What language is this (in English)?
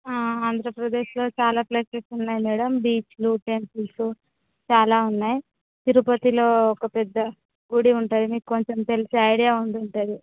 Telugu